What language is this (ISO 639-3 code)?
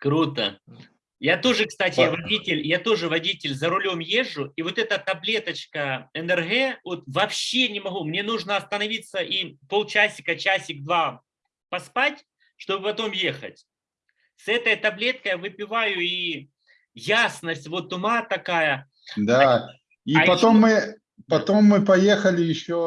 rus